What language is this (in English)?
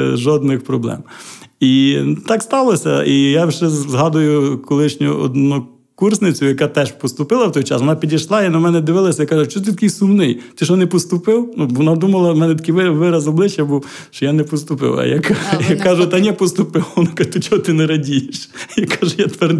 Ukrainian